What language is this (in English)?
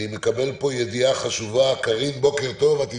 Hebrew